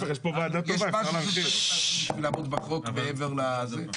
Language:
Hebrew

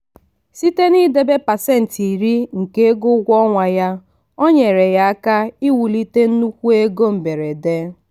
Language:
Igbo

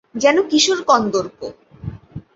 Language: Bangla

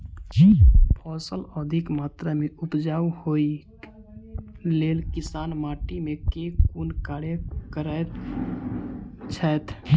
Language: Maithili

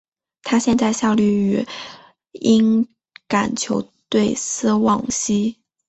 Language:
Chinese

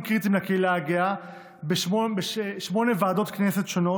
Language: Hebrew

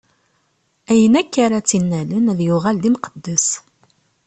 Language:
Kabyle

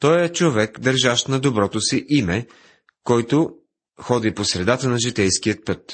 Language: Bulgarian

